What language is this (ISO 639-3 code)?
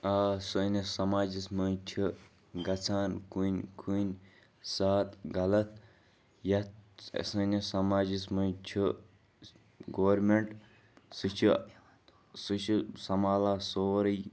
kas